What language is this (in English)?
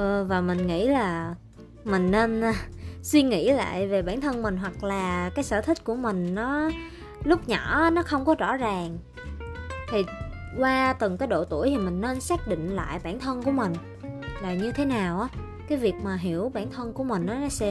Vietnamese